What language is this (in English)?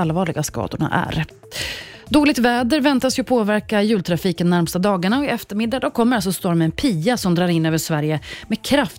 Swedish